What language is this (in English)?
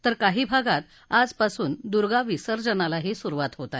Marathi